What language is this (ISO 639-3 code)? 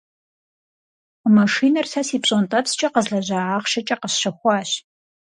kbd